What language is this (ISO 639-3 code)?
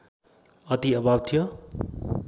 nep